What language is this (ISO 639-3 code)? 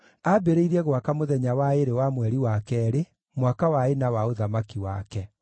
kik